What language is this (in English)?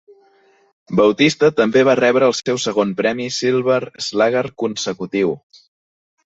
Catalan